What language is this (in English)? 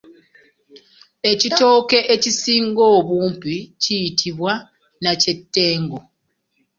Ganda